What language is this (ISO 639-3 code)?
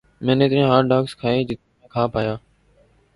urd